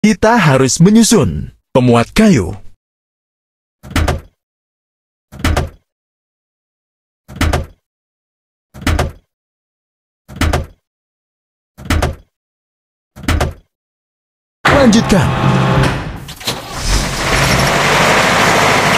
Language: Indonesian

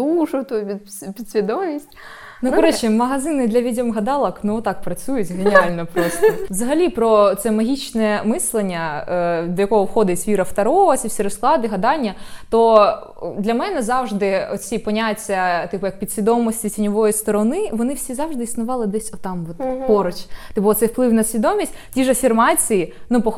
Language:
Ukrainian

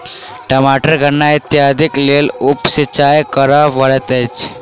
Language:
Maithili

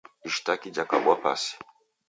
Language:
Taita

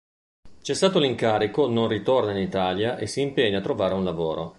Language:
Italian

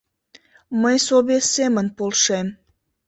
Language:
Mari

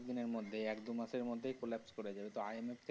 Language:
Bangla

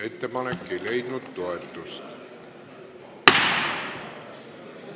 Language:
Estonian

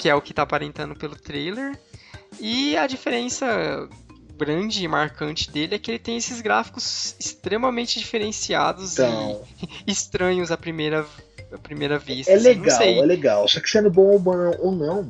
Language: Portuguese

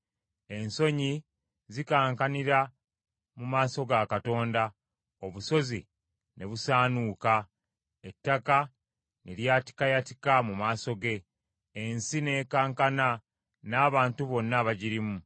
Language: Ganda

